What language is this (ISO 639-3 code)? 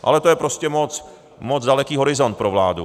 ces